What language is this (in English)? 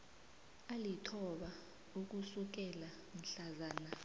South Ndebele